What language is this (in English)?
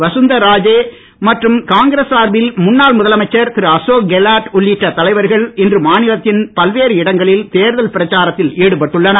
Tamil